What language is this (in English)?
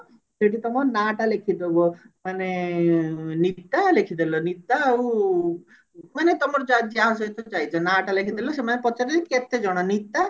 Odia